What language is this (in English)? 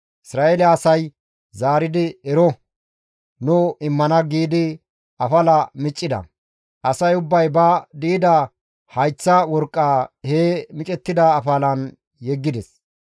Gamo